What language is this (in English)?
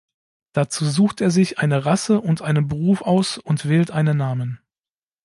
German